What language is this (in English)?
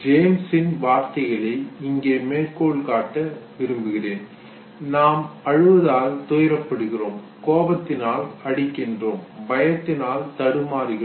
Tamil